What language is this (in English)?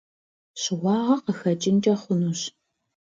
Kabardian